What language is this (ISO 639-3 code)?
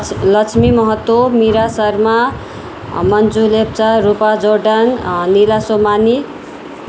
nep